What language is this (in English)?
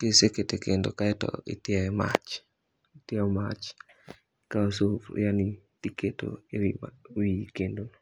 Luo (Kenya and Tanzania)